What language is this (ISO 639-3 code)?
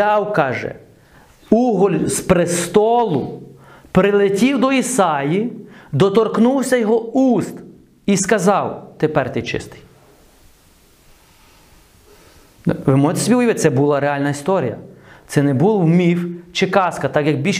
ukr